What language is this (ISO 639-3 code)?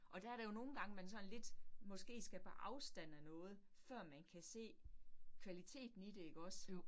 dan